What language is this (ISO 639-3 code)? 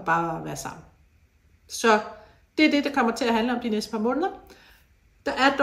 dan